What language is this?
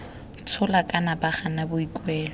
Tswana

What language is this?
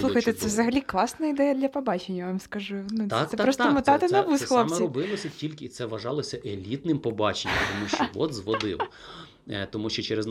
Ukrainian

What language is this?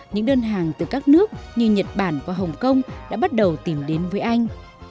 Vietnamese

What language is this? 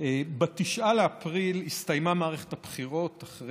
Hebrew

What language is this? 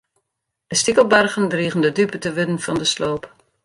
Western Frisian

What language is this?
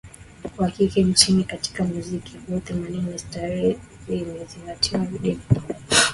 Swahili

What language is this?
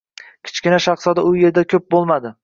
Uzbek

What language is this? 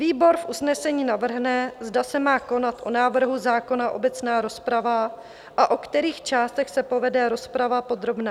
Czech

